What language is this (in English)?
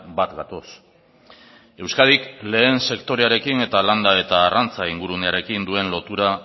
Basque